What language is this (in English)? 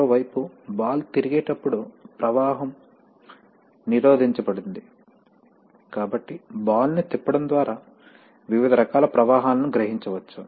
Telugu